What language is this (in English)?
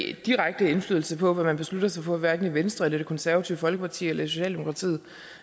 Danish